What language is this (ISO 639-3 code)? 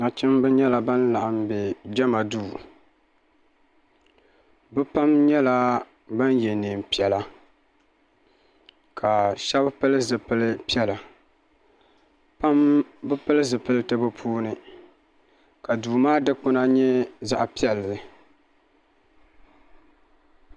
dag